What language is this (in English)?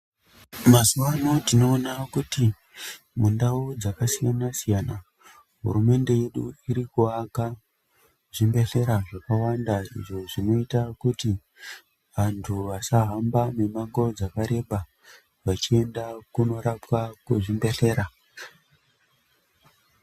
Ndau